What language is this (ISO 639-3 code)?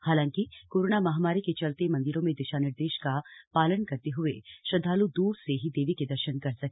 hin